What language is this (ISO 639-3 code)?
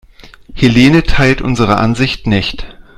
deu